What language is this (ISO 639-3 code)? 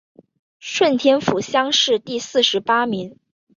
zho